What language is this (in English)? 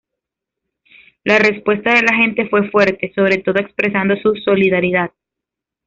Spanish